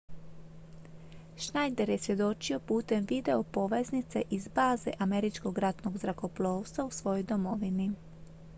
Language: Croatian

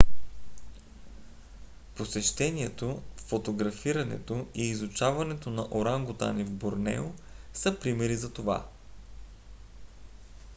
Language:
Bulgarian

